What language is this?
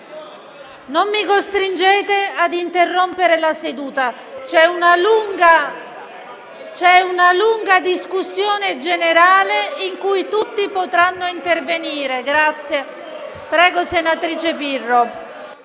Italian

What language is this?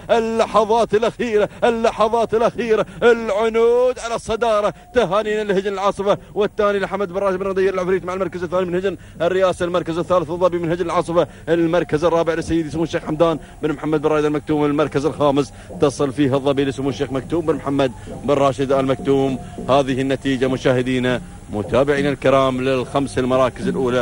Arabic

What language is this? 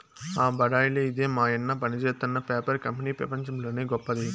Telugu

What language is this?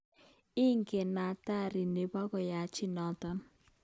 Kalenjin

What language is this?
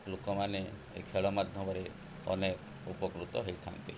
Odia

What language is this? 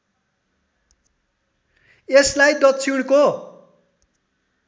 Nepali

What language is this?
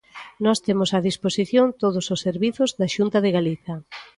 Galician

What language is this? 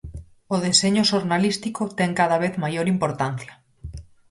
Galician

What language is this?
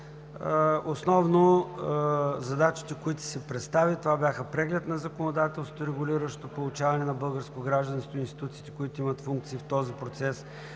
Bulgarian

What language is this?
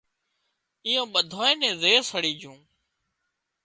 Wadiyara Koli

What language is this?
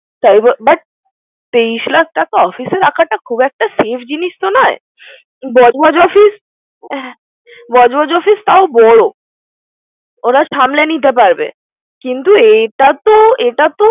Bangla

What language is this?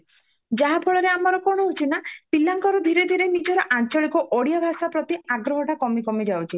Odia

